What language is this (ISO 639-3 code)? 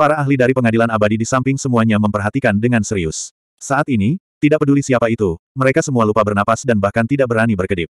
ind